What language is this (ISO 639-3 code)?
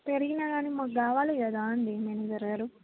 tel